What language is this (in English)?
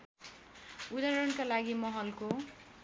Nepali